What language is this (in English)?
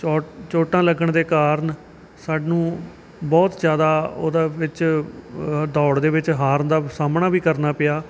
Punjabi